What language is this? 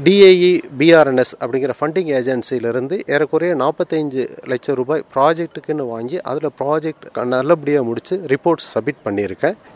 Tamil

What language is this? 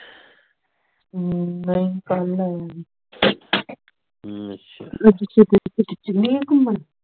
Punjabi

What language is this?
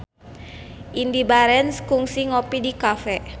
Sundanese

